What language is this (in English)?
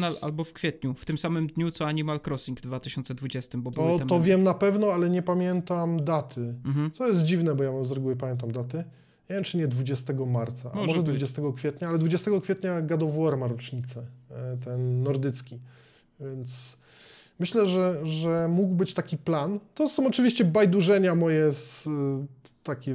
Polish